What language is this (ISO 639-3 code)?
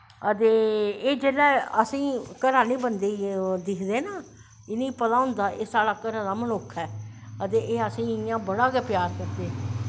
doi